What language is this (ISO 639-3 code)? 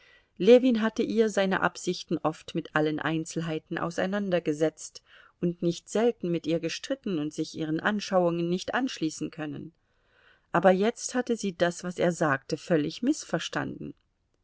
deu